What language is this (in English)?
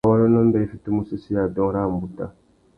Tuki